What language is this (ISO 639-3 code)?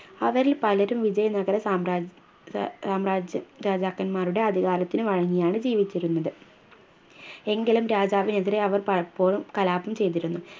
mal